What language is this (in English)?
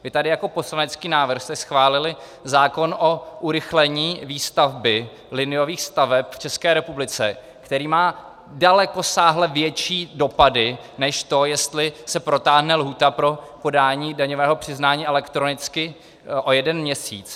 Czech